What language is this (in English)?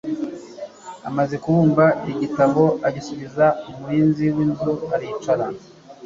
Kinyarwanda